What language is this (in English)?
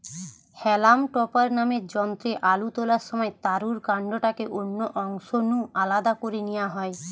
Bangla